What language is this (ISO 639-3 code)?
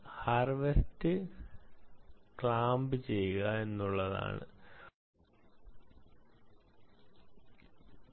mal